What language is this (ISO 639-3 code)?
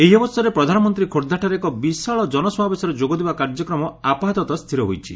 ori